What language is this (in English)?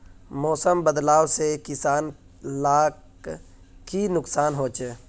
Magahi